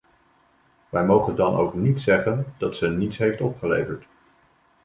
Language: Dutch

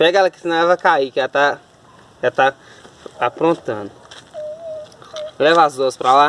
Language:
Portuguese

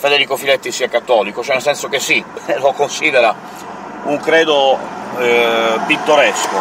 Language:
Italian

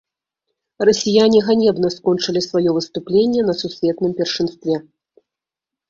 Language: Belarusian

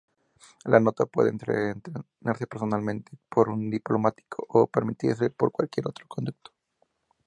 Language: Spanish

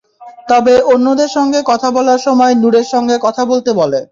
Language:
Bangla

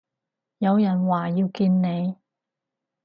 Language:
Cantonese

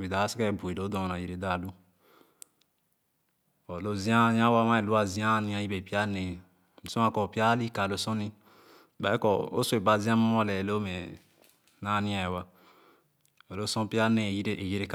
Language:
Khana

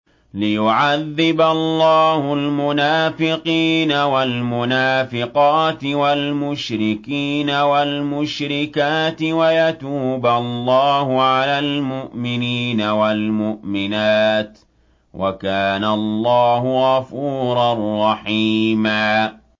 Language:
Arabic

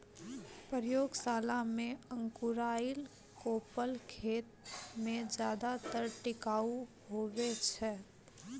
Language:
Maithili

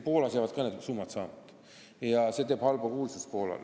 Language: Estonian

